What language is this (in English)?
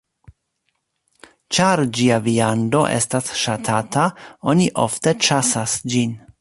Esperanto